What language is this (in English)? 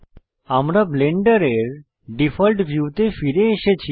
Bangla